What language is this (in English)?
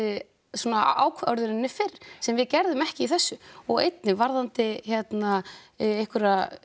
Icelandic